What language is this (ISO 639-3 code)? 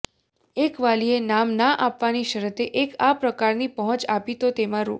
guj